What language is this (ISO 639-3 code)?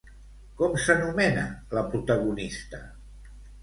cat